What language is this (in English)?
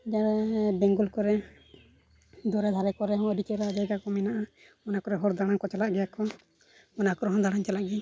Santali